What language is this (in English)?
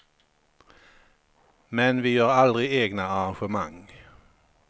Swedish